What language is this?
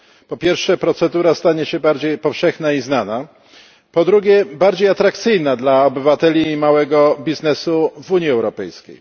Polish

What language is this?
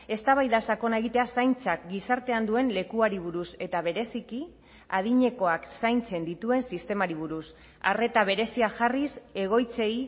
Basque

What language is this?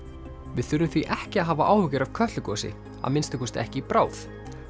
Icelandic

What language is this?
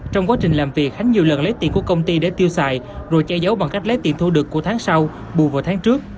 Vietnamese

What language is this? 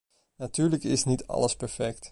Dutch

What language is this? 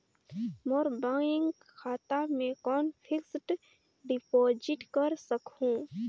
Chhattisgarhi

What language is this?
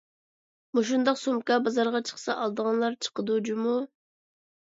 Uyghur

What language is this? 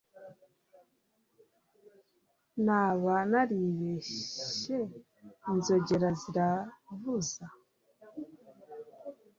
Kinyarwanda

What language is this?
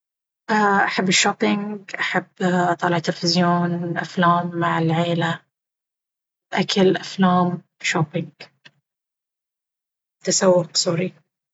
Baharna Arabic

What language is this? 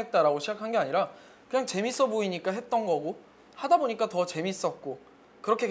Korean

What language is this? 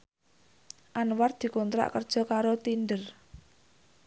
Javanese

